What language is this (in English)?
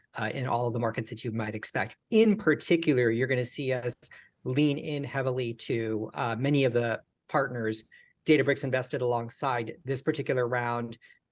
English